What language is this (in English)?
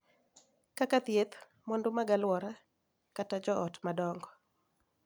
Luo (Kenya and Tanzania)